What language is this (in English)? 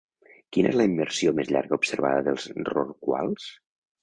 Catalan